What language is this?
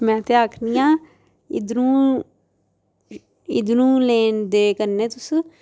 Dogri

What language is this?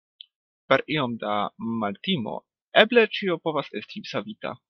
Esperanto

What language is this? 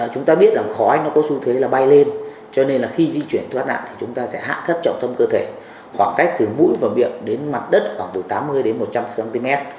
Vietnamese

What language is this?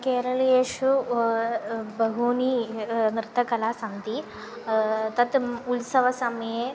Sanskrit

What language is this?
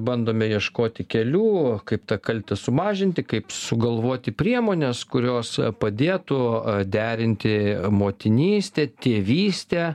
Lithuanian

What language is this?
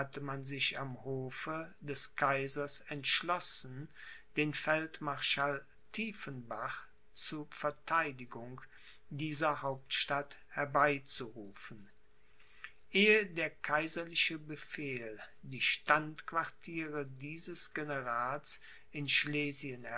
German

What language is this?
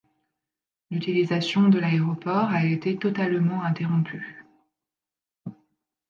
French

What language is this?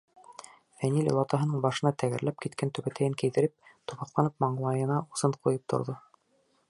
Bashkir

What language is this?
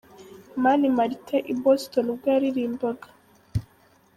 Kinyarwanda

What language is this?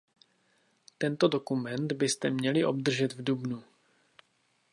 Czech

